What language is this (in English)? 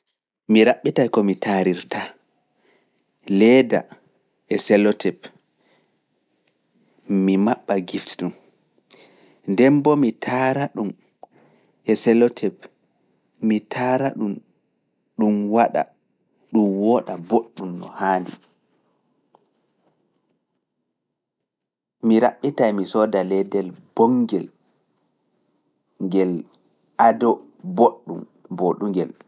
Fula